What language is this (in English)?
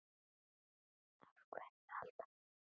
Icelandic